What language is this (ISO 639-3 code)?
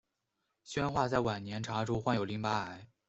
zho